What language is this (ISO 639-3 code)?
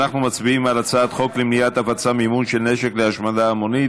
heb